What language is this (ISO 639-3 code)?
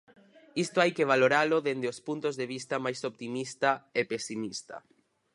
glg